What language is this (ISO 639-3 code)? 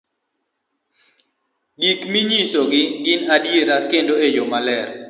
luo